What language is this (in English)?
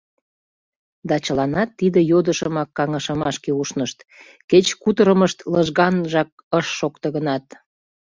Mari